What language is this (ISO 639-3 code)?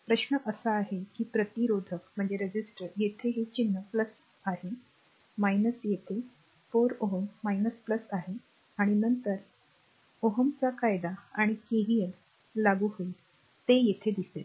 mar